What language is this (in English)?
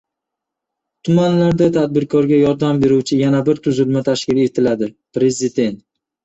Uzbek